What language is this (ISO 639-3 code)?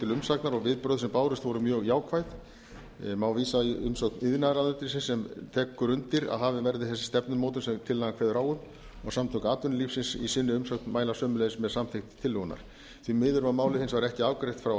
isl